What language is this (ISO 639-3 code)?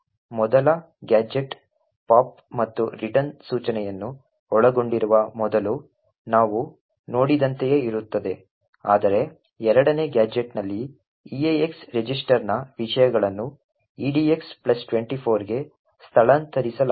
kan